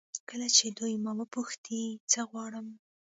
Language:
Pashto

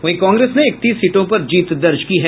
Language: Hindi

